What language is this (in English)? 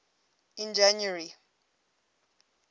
English